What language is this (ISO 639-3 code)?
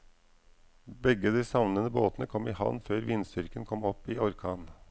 nor